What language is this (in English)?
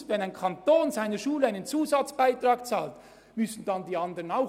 Swiss German